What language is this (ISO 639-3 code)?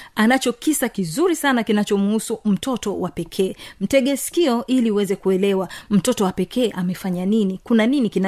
swa